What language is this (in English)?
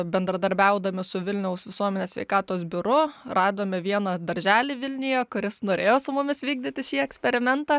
Lithuanian